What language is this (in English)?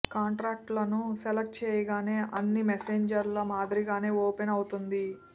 Telugu